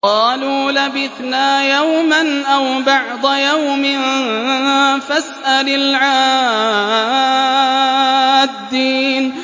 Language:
Arabic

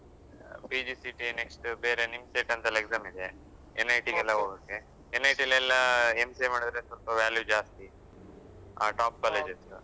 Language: Kannada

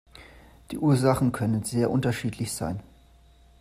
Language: German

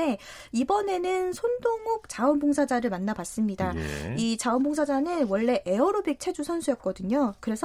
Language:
Korean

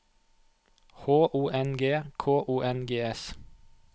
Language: Norwegian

